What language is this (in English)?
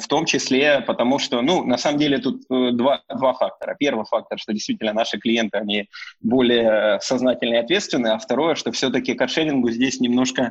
Russian